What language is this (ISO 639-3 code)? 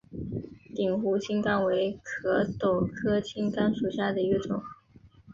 zho